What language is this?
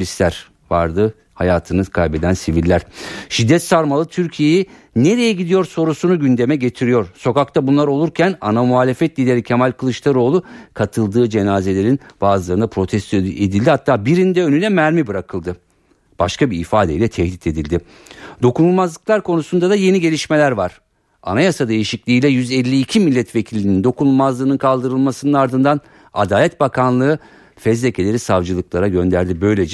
Turkish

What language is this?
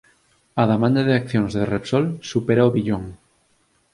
Galician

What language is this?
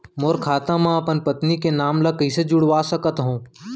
Chhattisgarhi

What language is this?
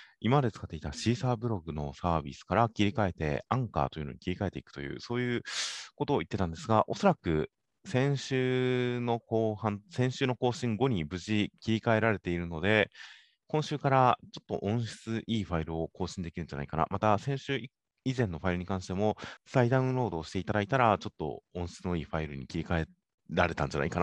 Japanese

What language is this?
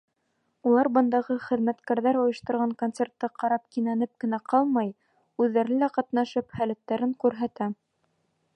Bashkir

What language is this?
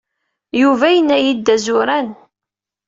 Kabyle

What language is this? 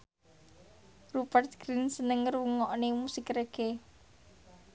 Javanese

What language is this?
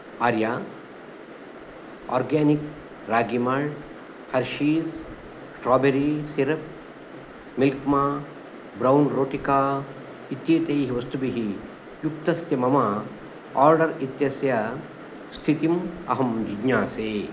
Sanskrit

